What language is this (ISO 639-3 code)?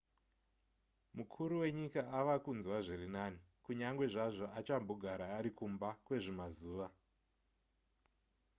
sna